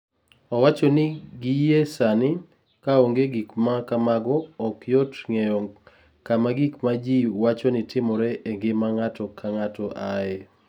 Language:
Luo (Kenya and Tanzania)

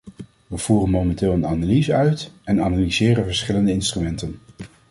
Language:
Dutch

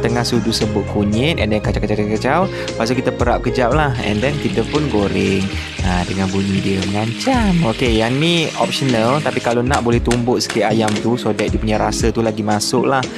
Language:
Malay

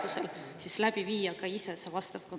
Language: Estonian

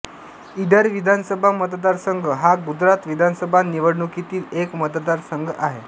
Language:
Marathi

